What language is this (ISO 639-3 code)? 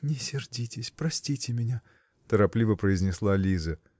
rus